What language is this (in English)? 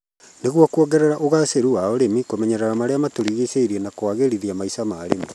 Kikuyu